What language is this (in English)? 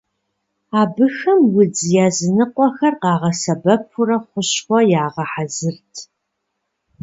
Kabardian